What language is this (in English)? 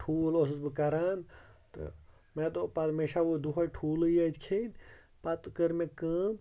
Kashmiri